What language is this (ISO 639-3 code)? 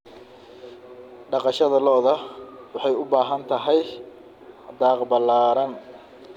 som